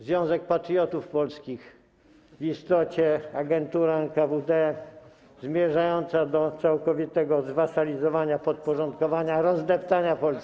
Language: Polish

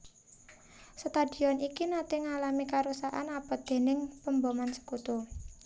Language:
Javanese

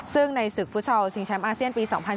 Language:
Thai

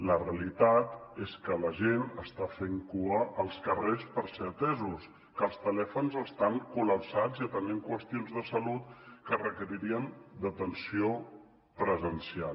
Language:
Catalan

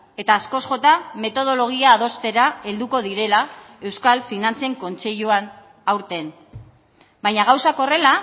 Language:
Basque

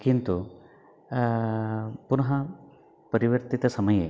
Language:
Sanskrit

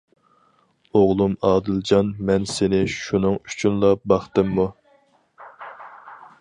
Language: Uyghur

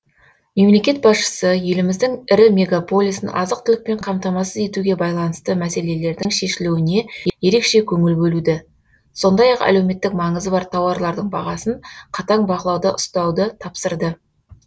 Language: Kazakh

